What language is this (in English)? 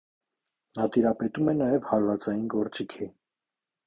Armenian